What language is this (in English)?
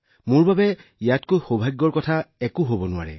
Assamese